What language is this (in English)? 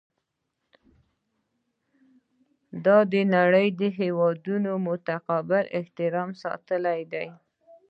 Pashto